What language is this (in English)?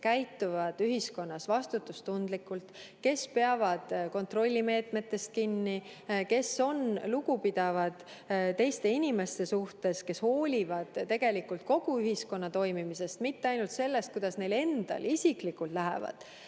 Estonian